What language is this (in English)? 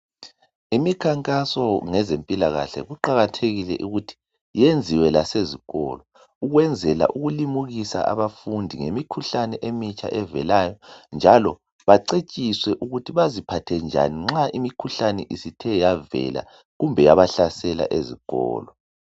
North Ndebele